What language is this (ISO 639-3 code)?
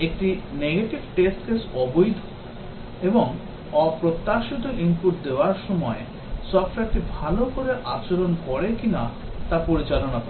ben